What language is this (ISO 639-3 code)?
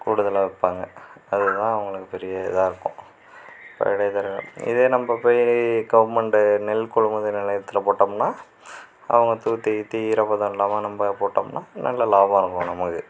tam